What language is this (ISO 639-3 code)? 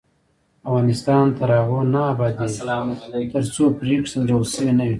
pus